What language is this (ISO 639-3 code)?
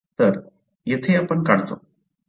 mar